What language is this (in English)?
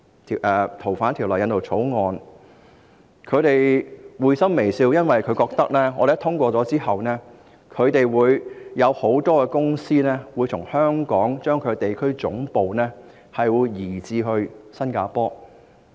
Cantonese